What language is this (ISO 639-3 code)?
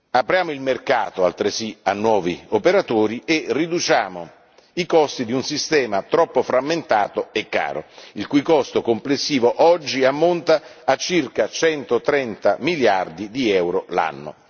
ita